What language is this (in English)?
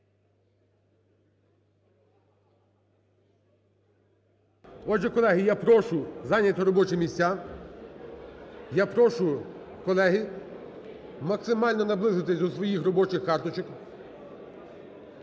Ukrainian